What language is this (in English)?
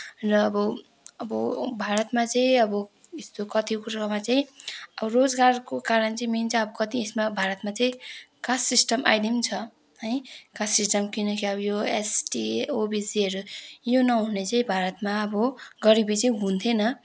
Nepali